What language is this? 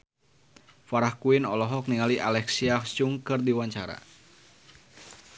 Sundanese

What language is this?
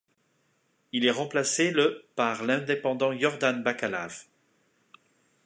French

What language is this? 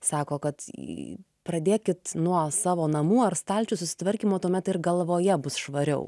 Lithuanian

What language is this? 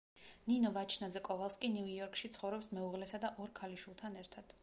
Georgian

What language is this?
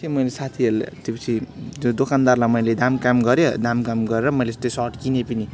Nepali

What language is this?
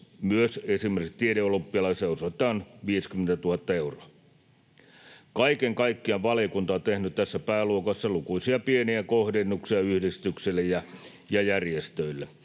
Finnish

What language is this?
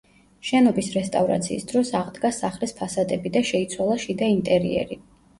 Georgian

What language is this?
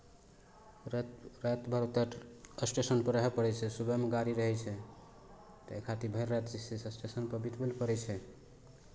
Maithili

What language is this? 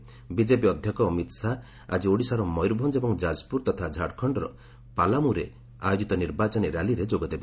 Odia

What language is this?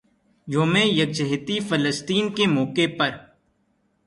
Urdu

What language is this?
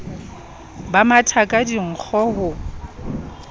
Southern Sotho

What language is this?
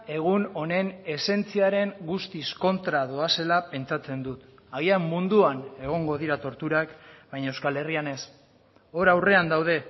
Basque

